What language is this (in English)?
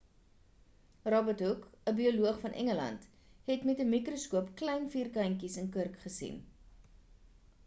Afrikaans